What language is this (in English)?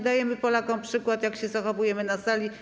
Polish